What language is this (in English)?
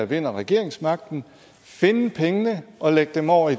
Danish